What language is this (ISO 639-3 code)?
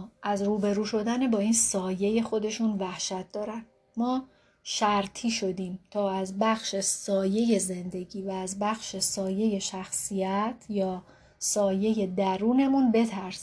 fas